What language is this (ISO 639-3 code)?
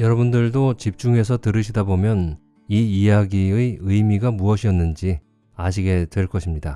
kor